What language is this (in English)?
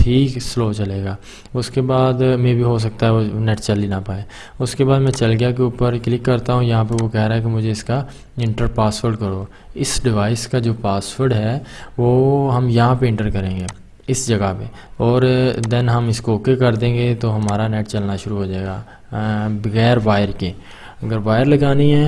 Urdu